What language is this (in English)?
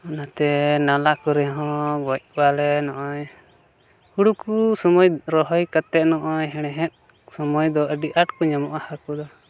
Santali